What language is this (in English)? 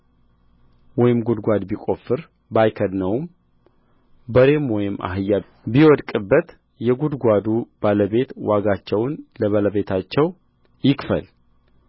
Amharic